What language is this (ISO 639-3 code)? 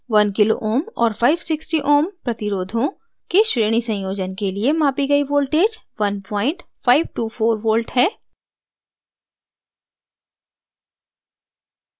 hin